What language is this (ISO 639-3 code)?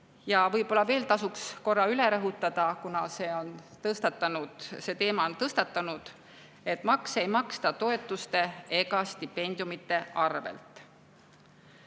est